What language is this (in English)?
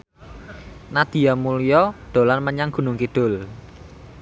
Javanese